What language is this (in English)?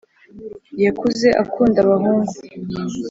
Kinyarwanda